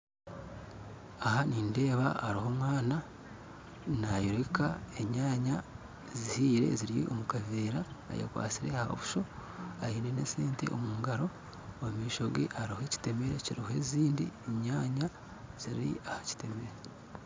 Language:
Nyankole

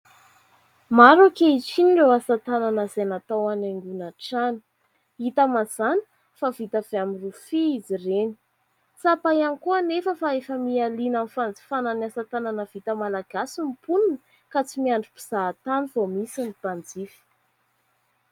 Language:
Malagasy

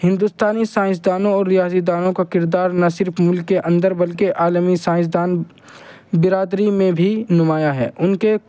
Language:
Urdu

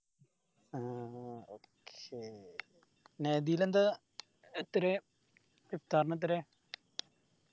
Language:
Malayalam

